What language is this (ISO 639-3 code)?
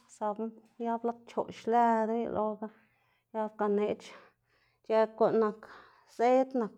ztg